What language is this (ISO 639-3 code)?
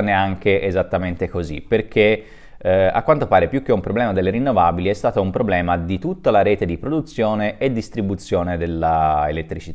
ita